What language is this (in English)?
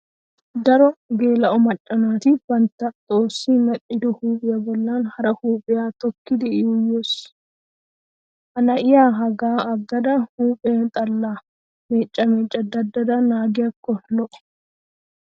Wolaytta